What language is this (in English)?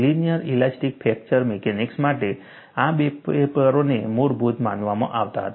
Gujarati